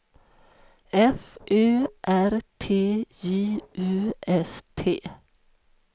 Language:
Swedish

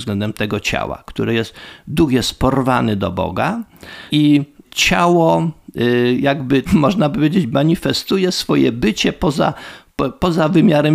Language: Polish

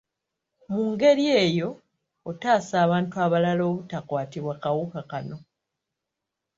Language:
Ganda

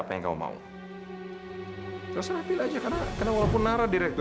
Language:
Indonesian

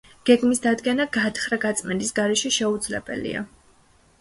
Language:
Georgian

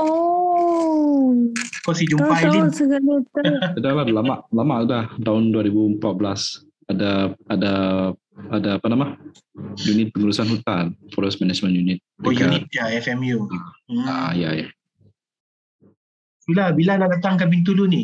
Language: Malay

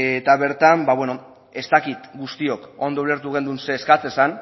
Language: Basque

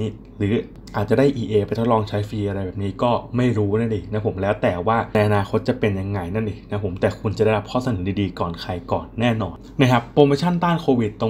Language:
Thai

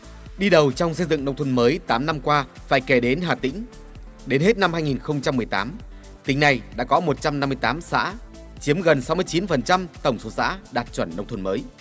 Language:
Vietnamese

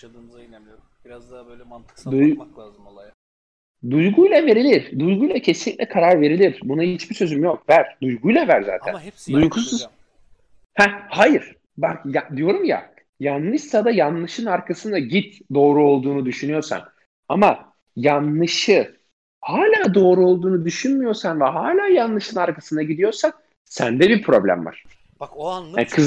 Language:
Turkish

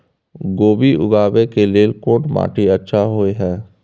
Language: Maithili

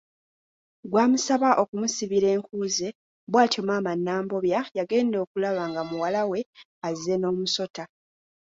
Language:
Ganda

